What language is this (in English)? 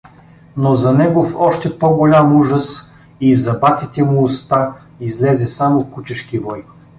Bulgarian